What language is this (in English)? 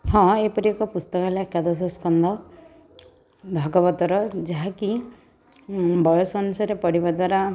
Odia